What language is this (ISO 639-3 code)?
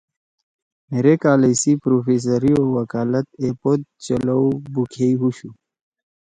trw